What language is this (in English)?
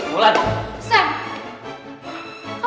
Indonesian